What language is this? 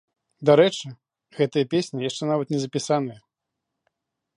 Belarusian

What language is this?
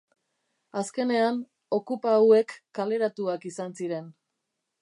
Basque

